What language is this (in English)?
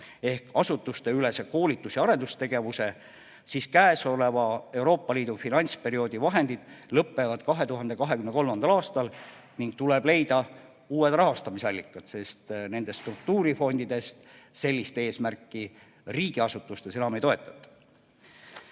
Estonian